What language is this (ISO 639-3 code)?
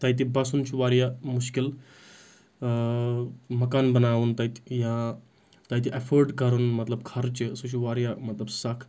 kas